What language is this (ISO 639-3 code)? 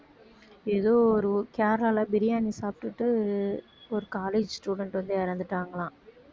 tam